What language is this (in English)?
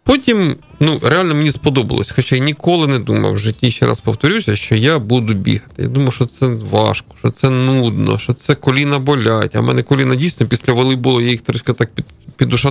Ukrainian